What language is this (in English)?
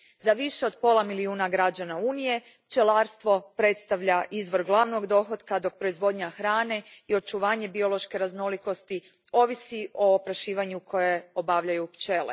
Croatian